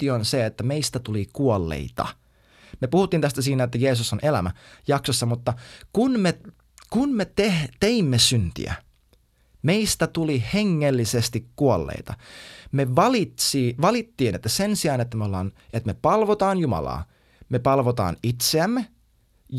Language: Finnish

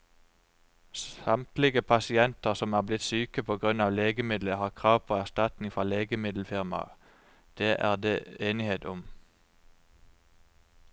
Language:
Norwegian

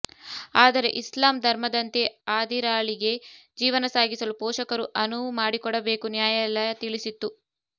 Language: Kannada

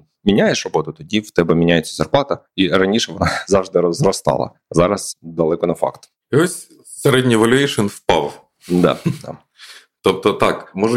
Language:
Ukrainian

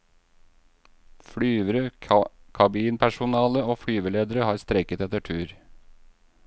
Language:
Norwegian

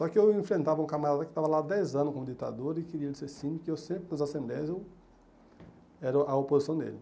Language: Portuguese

